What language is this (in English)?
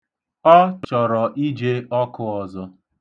Igbo